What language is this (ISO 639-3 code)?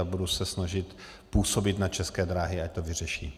ces